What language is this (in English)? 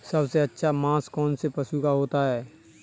Hindi